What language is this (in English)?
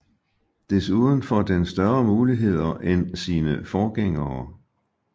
Danish